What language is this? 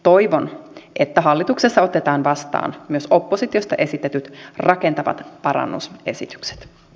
Finnish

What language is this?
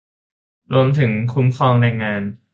Thai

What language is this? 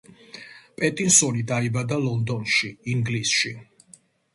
Georgian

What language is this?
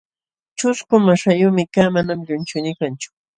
Jauja Wanca Quechua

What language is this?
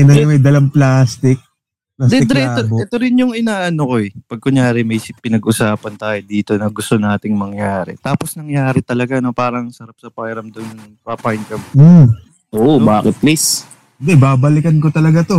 Filipino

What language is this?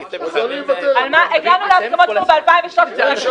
Hebrew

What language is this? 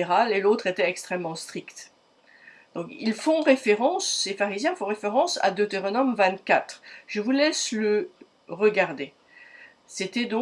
French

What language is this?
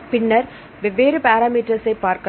Tamil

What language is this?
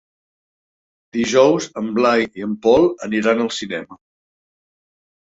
Catalan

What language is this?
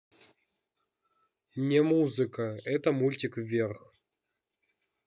Russian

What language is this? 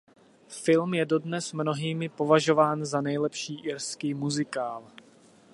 Czech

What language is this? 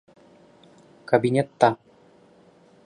Bashkir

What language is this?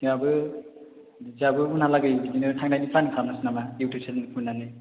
Bodo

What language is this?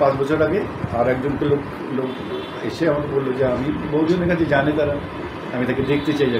Hindi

